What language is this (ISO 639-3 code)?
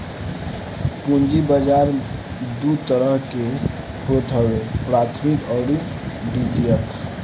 bho